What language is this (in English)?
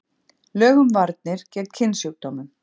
Icelandic